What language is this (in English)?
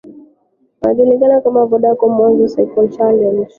Swahili